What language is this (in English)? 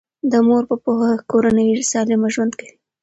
Pashto